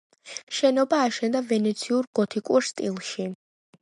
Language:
Georgian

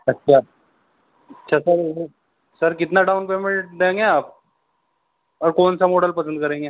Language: Urdu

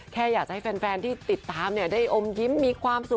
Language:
Thai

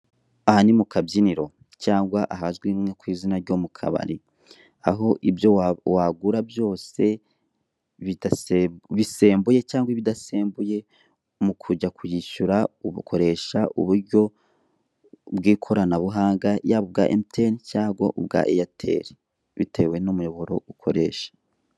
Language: Kinyarwanda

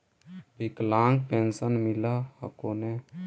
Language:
Magahi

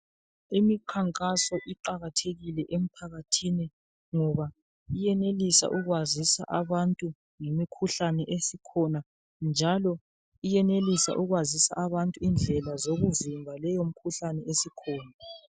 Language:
North Ndebele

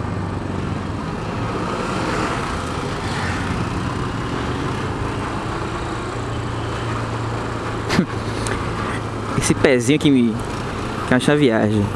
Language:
Portuguese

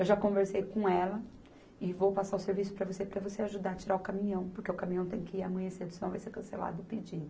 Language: Portuguese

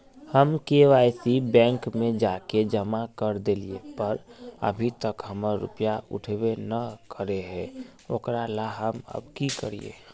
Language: Magahi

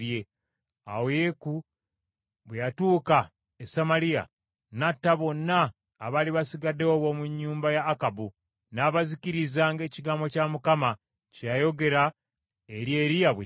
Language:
Ganda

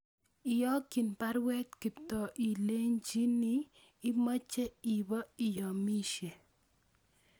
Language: Kalenjin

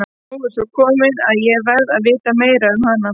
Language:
Icelandic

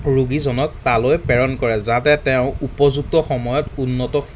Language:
Assamese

